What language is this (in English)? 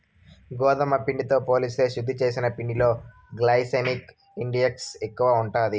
Telugu